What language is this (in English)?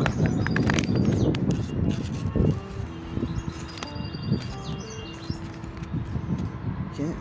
Greek